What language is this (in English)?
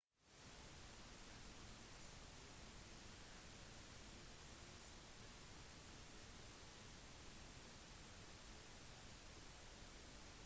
Norwegian Bokmål